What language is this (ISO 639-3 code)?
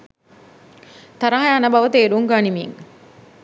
sin